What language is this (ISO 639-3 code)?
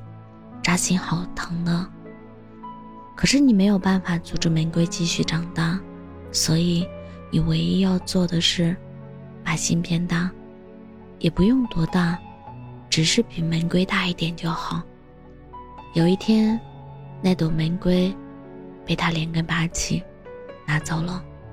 zho